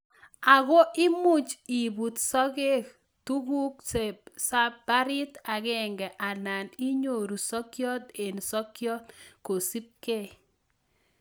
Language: Kalenjin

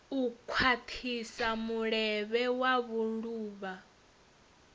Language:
Venda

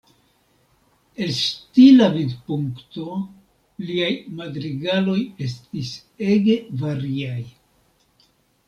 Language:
Esperanto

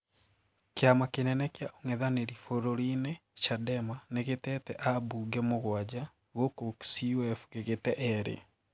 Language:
Kikuyu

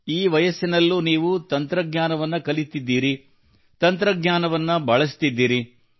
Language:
Kannada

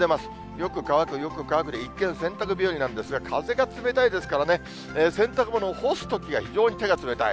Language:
Japanese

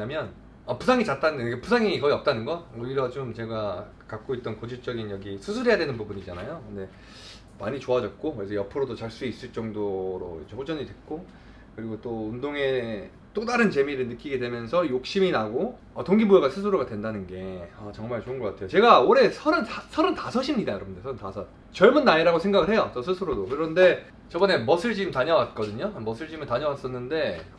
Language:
Korean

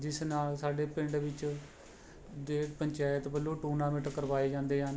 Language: Punjabi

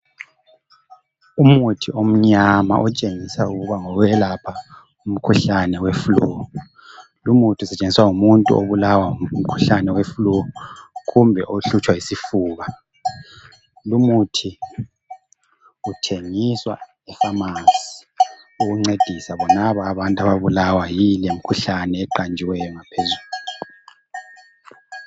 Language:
North Ndebele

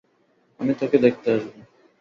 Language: Bangla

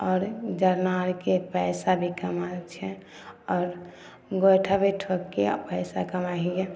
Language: Maithili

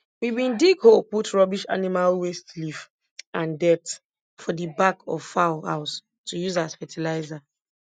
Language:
Nigerian Pidgin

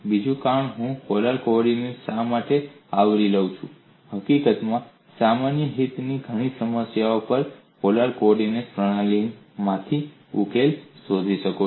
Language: Gujarati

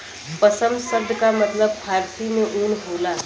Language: Bhojpuri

